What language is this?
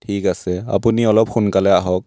Assamese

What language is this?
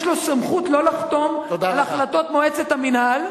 Hebrew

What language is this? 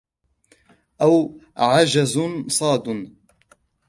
Arabic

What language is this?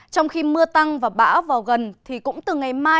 Vietnamese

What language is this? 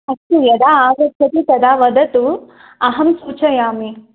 Sanskrit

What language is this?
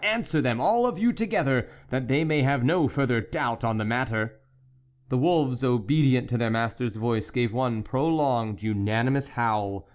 English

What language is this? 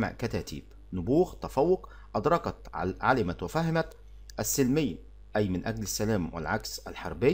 Arabic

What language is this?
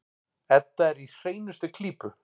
Icelandic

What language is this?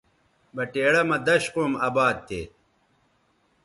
Bateri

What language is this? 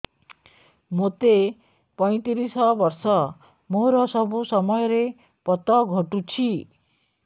Odia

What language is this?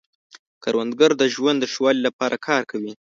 Pashto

